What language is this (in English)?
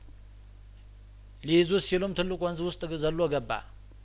Amharic